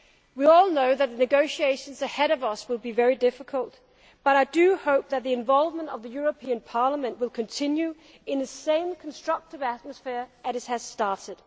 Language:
English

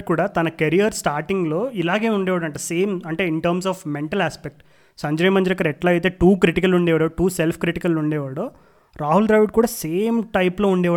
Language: Telugu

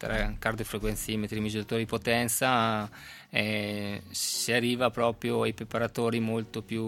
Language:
Italian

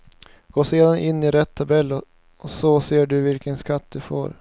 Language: Swedish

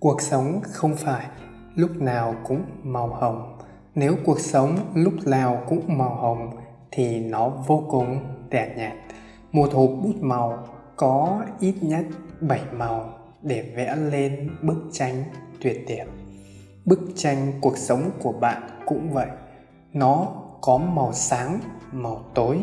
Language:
Vietnamese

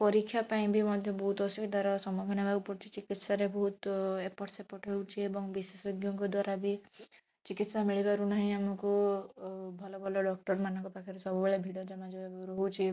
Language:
Odia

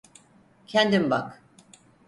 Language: Turkish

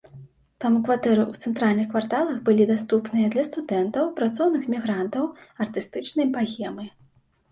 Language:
Belarusian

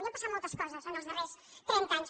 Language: Catalan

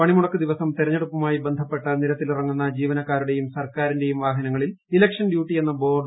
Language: Malayalam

